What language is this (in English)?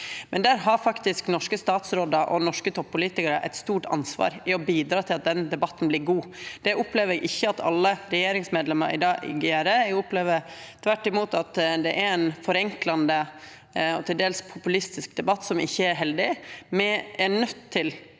Norwegian